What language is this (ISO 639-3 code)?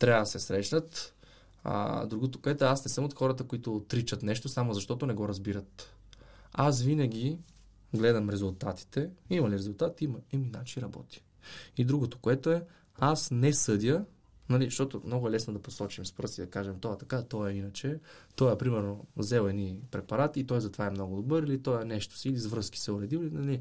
bul